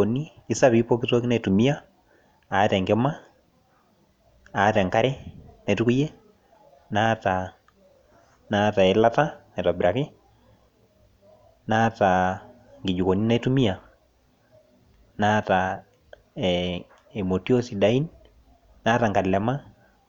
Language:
Masai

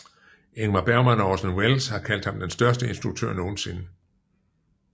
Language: Danish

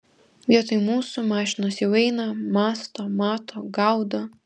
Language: Lithuanian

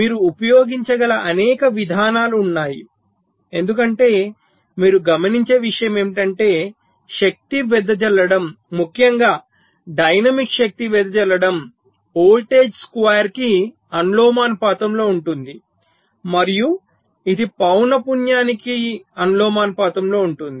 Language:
Telugu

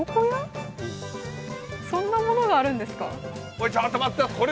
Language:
Japanese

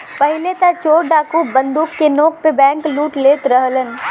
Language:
Bhojpuri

